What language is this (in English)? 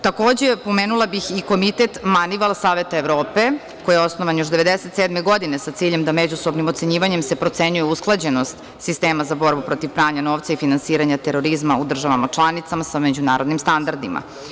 Serbian